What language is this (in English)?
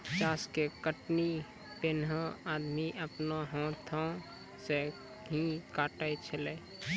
Maithili